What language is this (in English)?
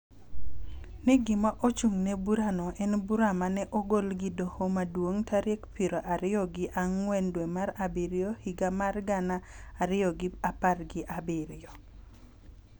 Luo (Kenya and Tanzania)